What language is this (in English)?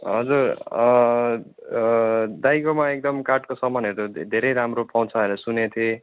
Nepali